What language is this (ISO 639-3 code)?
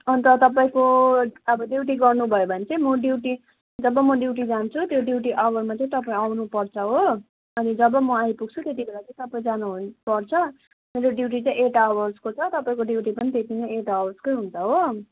nep